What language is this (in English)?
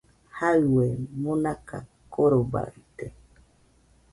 Nüpode Huitoto